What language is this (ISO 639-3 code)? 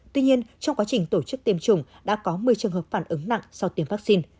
vie